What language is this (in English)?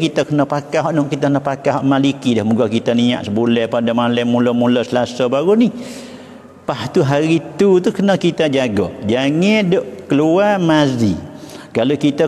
Malay